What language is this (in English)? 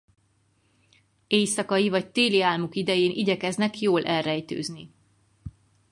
Hungarian